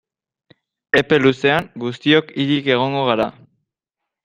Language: Basque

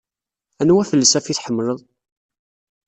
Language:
Kabyle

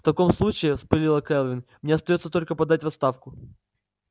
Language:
Russian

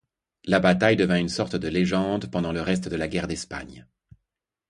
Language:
French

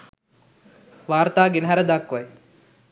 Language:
Sinhala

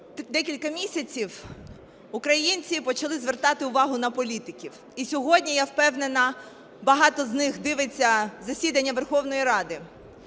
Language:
Ukrainian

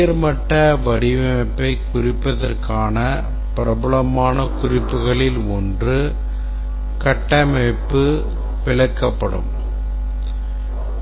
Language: Tamil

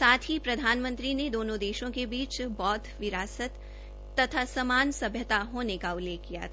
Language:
Hindi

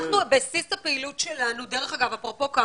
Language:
Hebrew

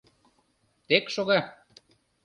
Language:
Mari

